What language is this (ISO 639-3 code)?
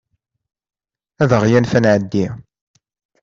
kab